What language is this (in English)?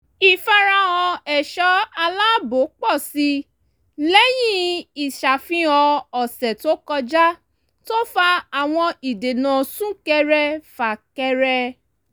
Yoruba